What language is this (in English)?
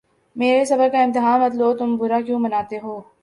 Urdu